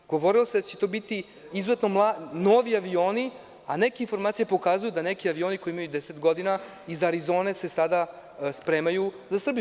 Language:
Serbian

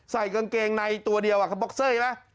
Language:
Thai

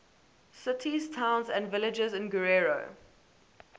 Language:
English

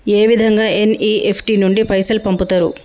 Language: Telugu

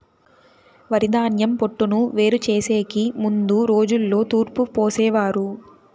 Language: Telugu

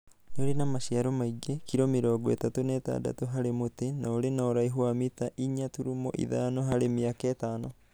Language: Kikuyu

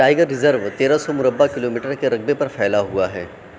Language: Urdu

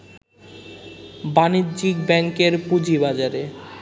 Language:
Bangla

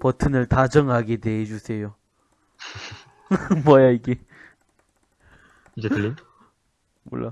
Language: Korean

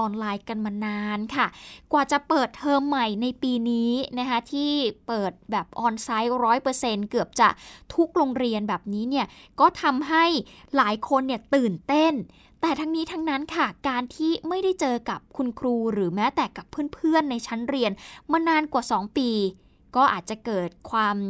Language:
Thai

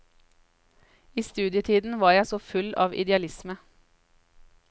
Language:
Norwegian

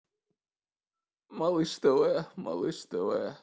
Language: Russian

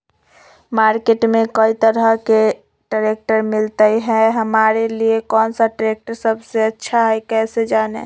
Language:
Magahi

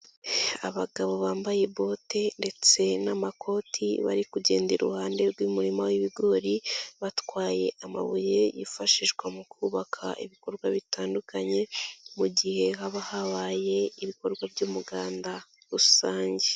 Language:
Kinyarwanda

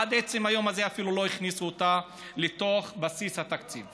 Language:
Hebrew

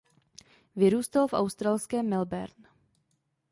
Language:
Czech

